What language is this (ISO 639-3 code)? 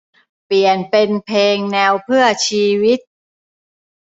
tha